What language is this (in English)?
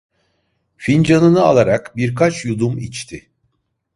Turkish